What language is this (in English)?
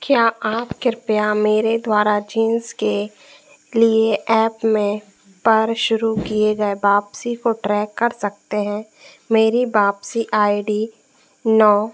Hindi